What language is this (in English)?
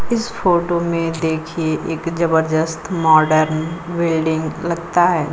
Hindi